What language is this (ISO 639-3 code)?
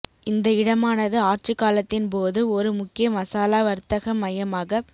tam